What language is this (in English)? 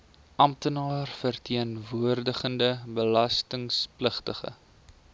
Afrikaans